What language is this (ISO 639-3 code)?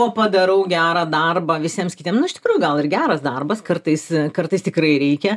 lit